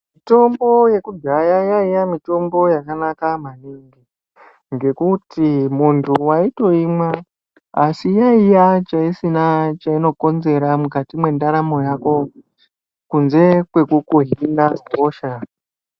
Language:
Ndau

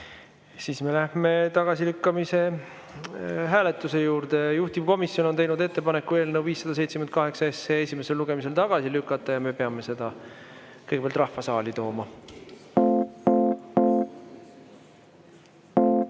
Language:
Estonian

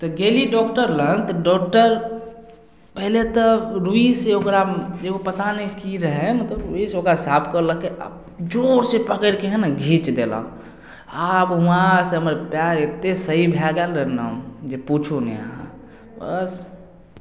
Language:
Maithili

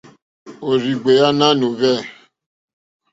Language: Mokpwe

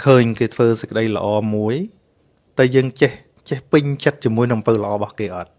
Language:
Vietnamese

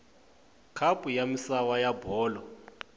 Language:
Tsonga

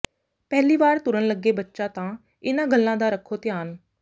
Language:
Punjabi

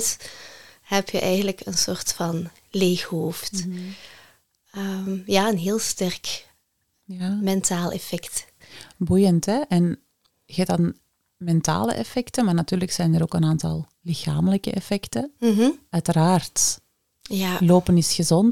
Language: Dutch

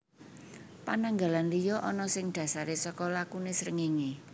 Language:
Javanese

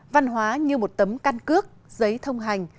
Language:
Vietnamese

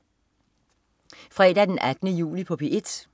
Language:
Danish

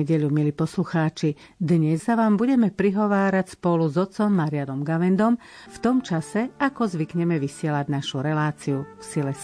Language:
Slovak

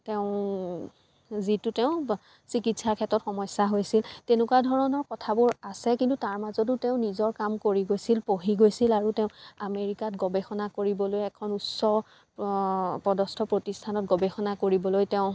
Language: Assamese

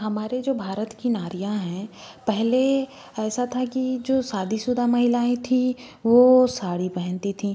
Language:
Hindi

